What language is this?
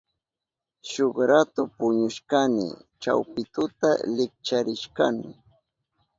Southern Pastaza Quechua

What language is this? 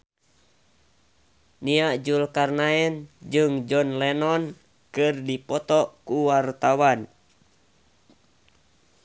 Sundanese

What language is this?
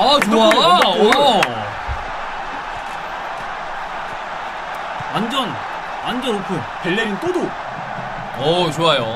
Korean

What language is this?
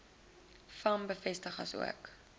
Afrikaans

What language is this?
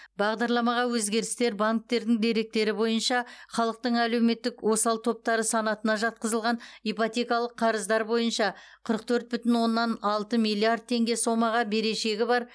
Kazakh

